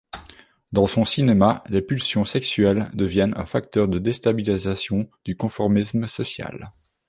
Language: French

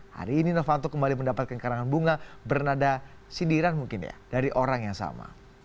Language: Indonesian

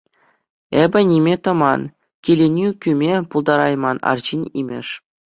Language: Chuvash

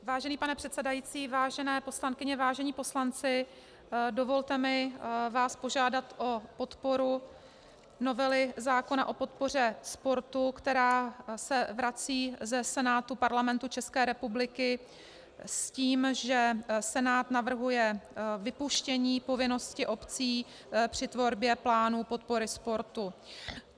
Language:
Czech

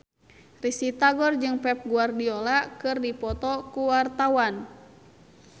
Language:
Sundanese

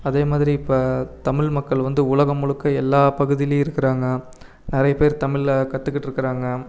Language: Tamil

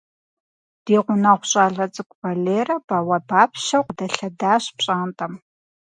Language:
Kabardian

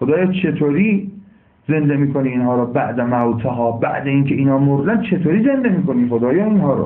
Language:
Persian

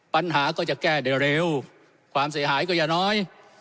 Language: Thai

